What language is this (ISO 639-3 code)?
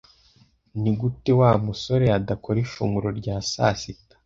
kin